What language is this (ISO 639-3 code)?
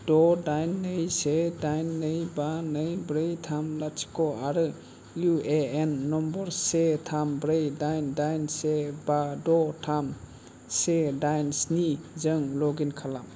brx